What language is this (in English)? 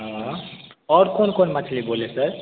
Hindi